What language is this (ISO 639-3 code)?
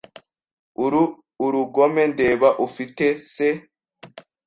kin